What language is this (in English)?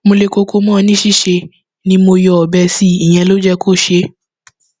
Yoruba